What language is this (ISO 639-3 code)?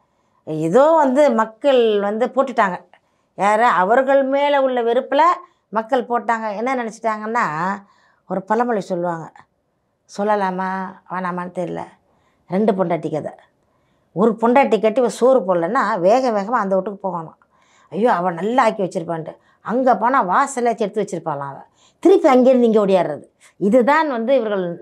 tam